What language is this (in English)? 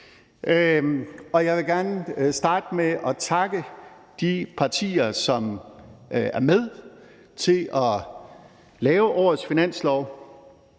Danish